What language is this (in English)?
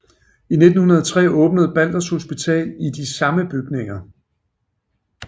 Danish